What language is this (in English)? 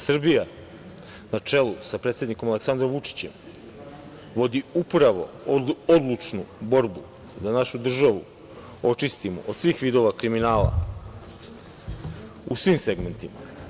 Serbian